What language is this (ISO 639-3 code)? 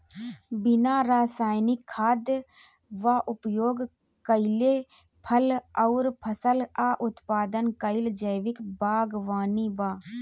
bho